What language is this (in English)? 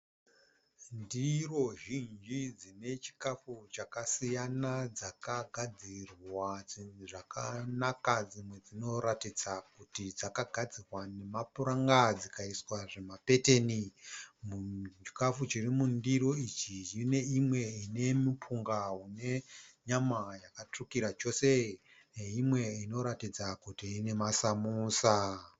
Shona